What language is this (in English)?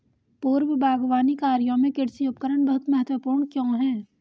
Hindi